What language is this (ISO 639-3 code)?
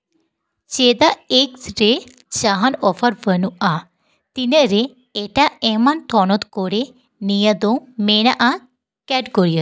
sat